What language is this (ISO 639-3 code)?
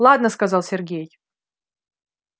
rus